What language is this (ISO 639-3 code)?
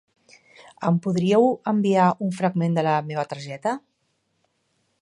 cat